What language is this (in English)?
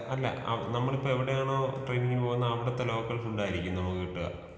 Malayalam